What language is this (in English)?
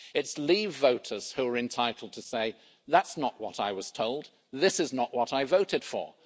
English